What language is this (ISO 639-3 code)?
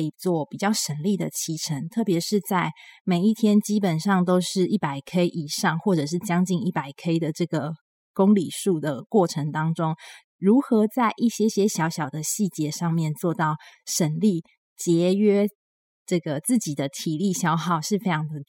zho